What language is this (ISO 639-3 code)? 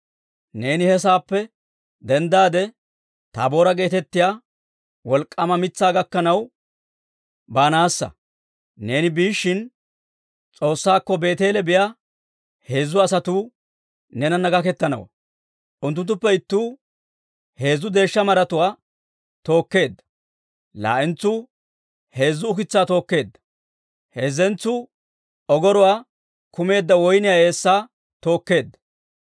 dwr